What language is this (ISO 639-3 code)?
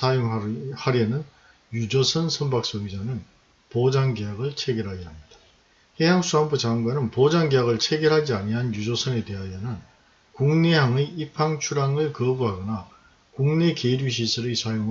kor